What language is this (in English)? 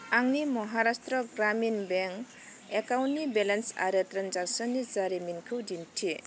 Bodo